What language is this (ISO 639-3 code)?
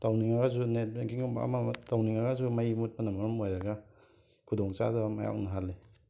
mni